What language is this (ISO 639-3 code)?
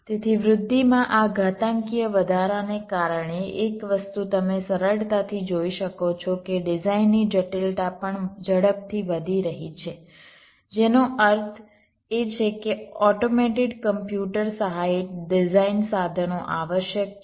guj